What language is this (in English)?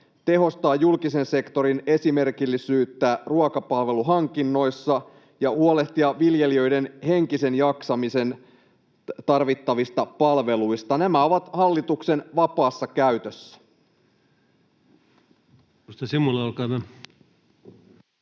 Finnish